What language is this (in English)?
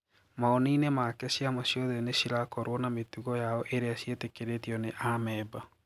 Kikuyu